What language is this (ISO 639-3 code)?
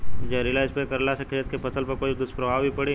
bho